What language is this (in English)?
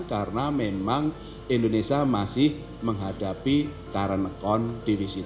Indonesian